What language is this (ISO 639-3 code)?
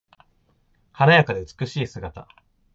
jpn